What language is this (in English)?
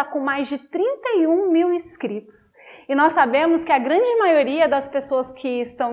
Portuguese